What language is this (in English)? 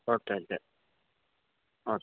Malayalam